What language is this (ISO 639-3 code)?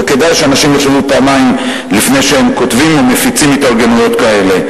heb